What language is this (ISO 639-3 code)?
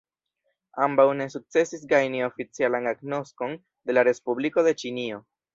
epo